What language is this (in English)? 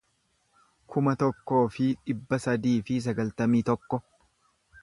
Oromo